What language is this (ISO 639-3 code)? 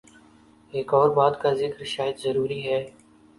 urd